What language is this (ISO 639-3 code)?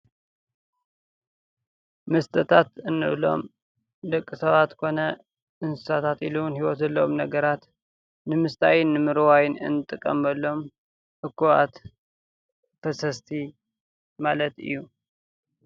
tir